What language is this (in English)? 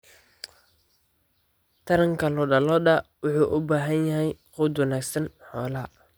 Somali